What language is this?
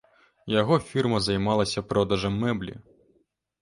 Belarusian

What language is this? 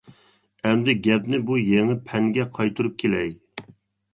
Uyghur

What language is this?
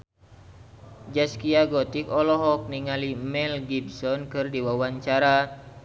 Sundanese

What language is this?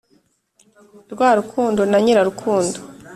Kinyarwanda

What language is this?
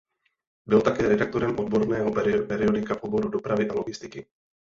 Czech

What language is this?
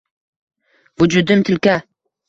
Uzbek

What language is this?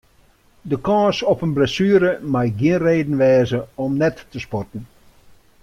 Western Frisian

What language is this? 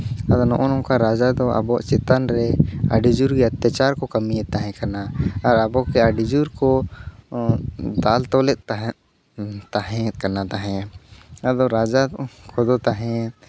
Santali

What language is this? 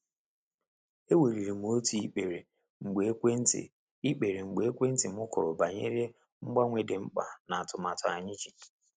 Igbo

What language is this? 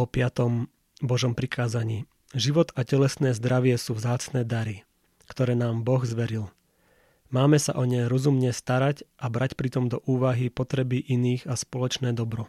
Slovak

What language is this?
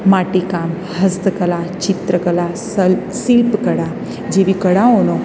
Gujarati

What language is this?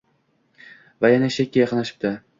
Uzbek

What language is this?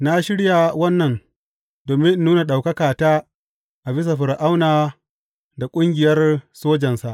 Hausa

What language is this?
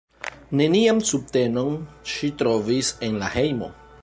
Esperanto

